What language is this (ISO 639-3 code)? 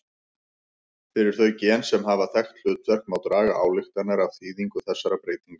isl